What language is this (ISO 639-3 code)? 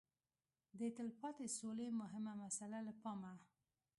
pus